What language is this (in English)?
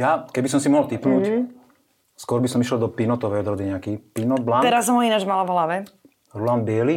Slovak